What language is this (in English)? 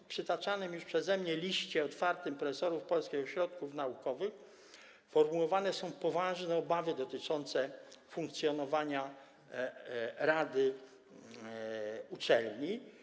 Polish